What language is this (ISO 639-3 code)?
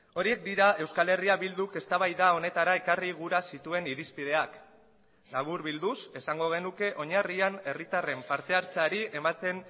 eus